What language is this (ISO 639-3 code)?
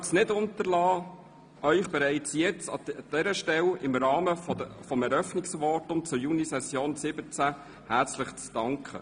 gsw